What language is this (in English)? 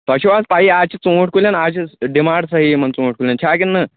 Kashmiri